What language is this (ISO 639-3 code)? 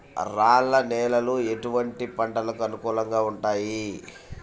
tel